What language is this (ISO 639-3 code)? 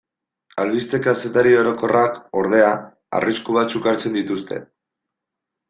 eus